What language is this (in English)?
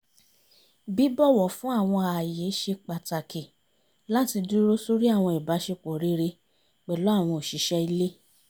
Yoruba